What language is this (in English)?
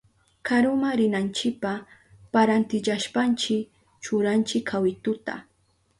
Southern Pastaza Quechua